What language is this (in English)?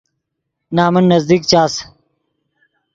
Yidgha